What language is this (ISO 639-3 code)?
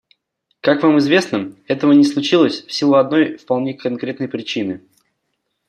rus